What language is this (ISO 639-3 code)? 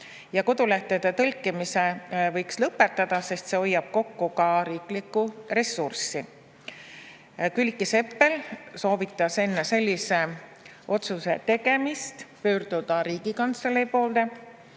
est